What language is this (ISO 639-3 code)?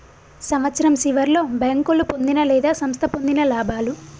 tel